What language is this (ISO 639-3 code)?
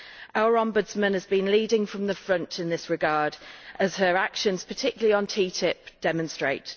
eng